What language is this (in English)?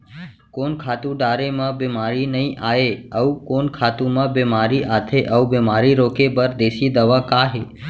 Chhattisgarhi